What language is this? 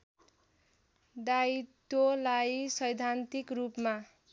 Nepali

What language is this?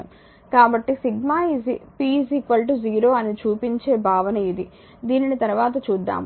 Telugu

